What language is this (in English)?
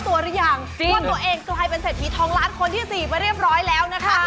Thai